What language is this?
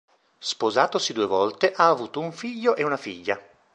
Italian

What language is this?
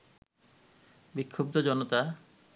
Bangla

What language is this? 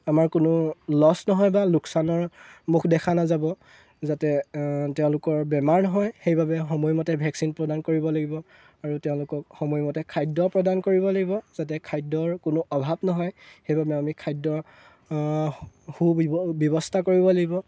Assamese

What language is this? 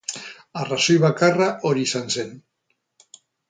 Basque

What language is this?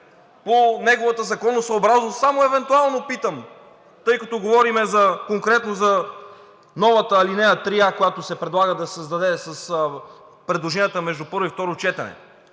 Bulgarian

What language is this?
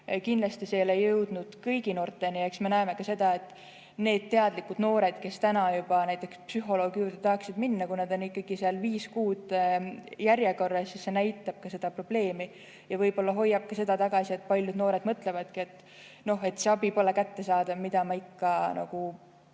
Estonian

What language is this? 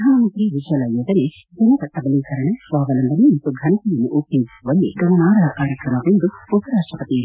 Kannada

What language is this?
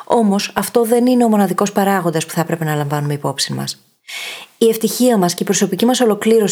Greek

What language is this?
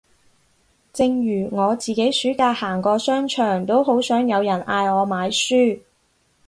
Cantonese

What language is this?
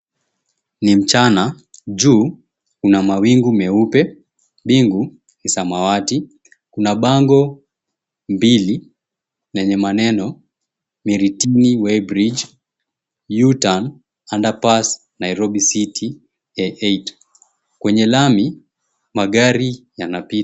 Swahili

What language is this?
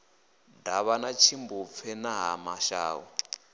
Venda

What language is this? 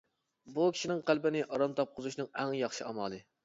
Uyghur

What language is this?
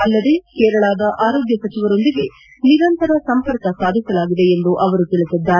Kannada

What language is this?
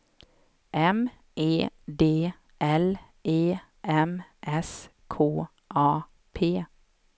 Swedish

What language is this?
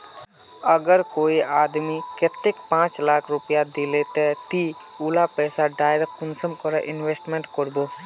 Magahi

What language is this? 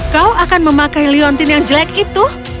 Indonesian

